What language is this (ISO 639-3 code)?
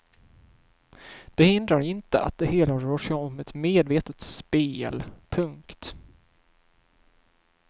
swe